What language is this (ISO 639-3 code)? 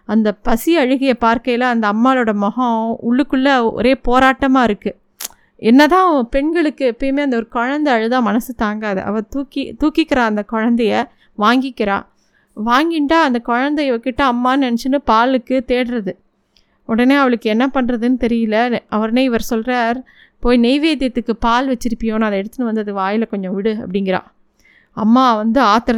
tam